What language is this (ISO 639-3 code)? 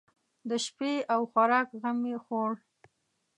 pus